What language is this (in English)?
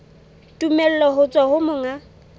Southern Sotho